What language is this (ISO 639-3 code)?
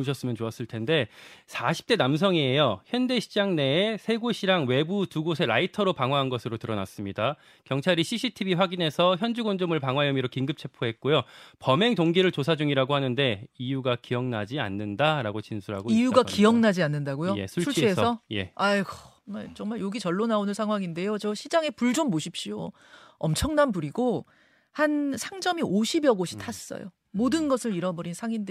kor